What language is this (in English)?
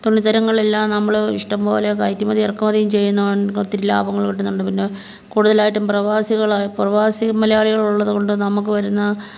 Malayalam